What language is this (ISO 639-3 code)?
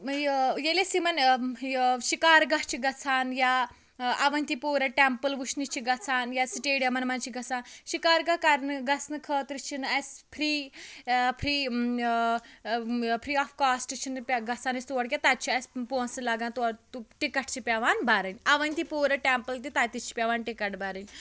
kas